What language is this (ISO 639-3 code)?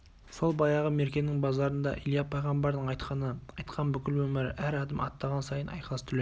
kaz